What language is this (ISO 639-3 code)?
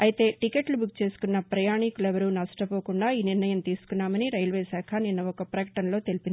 tel